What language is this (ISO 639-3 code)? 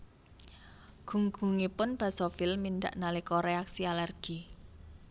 jav